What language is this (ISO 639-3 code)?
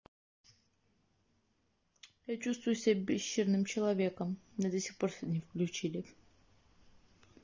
rus